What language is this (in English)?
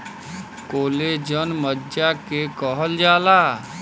Bhojpuri